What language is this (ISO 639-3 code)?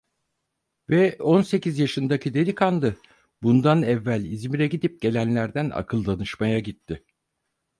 tur